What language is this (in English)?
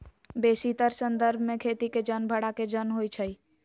Magahi